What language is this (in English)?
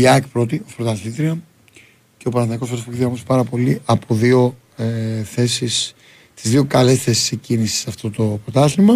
Greek